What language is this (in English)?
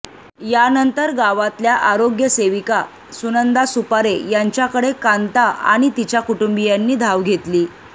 Marathi